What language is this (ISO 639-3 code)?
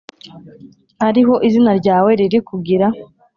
kin